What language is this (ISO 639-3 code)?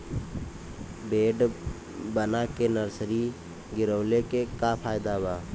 bho